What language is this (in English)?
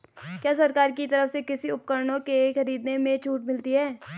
Hindi